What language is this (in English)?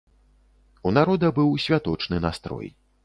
Belarusian